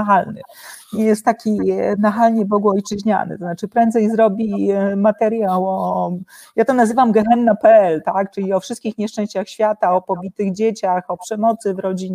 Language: Polish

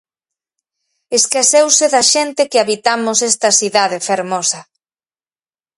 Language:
Galician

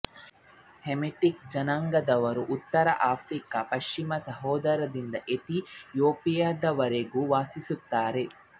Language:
Kannada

